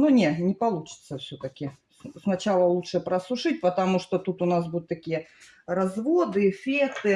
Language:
Russian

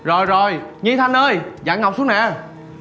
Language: Vietnamese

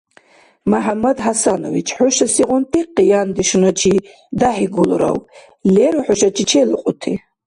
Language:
Dargwa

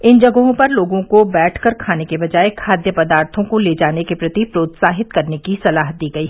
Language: Hindi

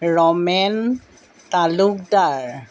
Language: Assamese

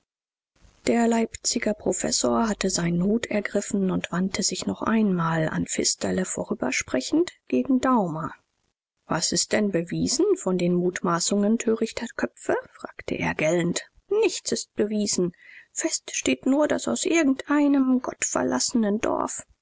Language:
German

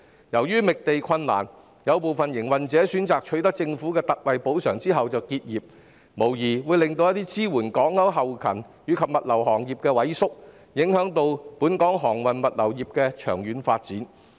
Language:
Cantonese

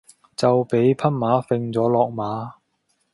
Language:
Cantonese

